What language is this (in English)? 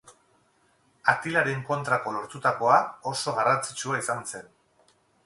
Basque